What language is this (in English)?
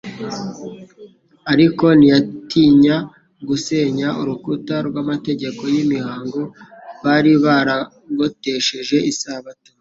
Kinyarwanda